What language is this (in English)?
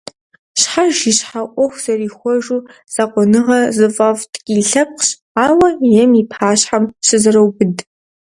Kabardian